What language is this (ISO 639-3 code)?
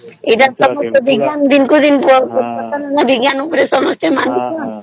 ori